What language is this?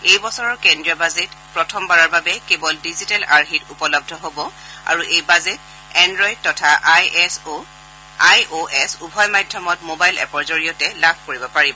Assamese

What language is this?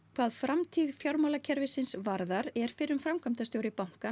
Icelandic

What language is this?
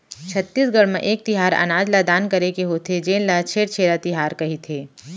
Chhattisgarhi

